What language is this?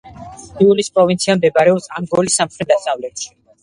Georgian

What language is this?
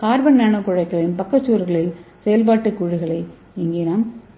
Tamil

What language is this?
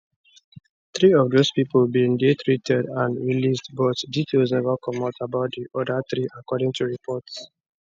Nigerian Pidgin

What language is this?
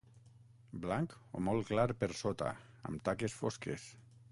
Catalan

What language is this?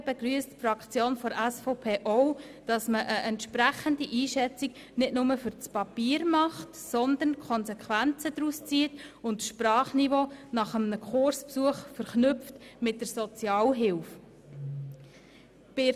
Swiss German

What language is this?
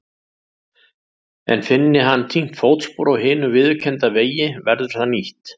Icelandic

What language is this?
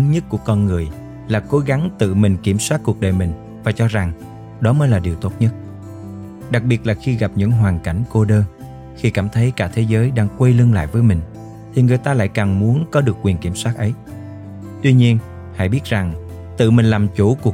Vietnamese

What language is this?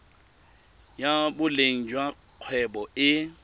Tswana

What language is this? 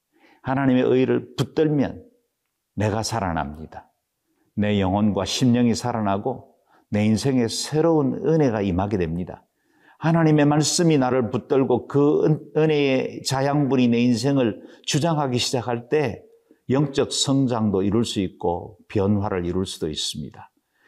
Korean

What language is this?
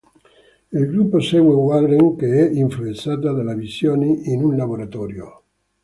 Italian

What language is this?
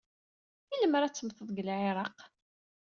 Kabyle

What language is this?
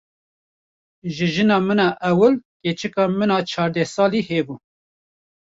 Kurdish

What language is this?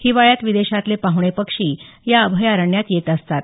Marathi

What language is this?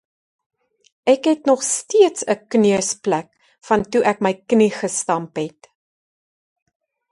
Afrikaans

